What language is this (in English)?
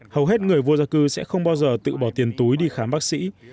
Vietnamese